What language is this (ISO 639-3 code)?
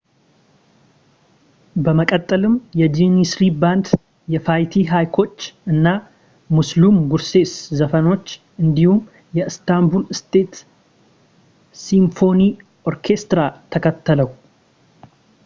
amh